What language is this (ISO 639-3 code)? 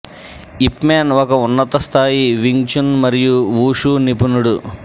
tel